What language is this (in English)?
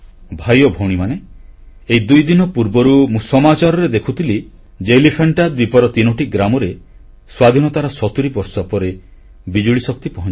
Odia